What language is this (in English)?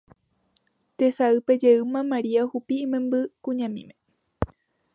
Guarani